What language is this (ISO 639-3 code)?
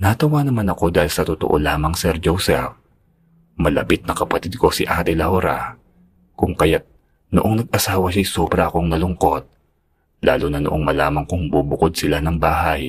fil